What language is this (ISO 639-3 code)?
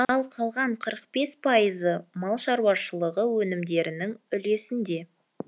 kaz